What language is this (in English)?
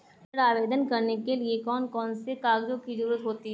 Hindi